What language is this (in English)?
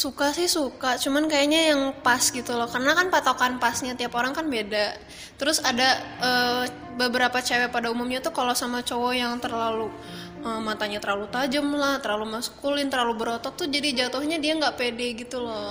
Indonesian